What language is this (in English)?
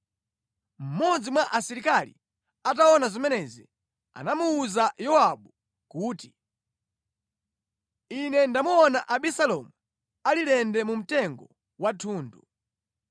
Nyanja